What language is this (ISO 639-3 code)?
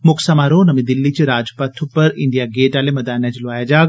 doi